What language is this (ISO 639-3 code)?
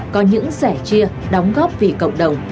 vie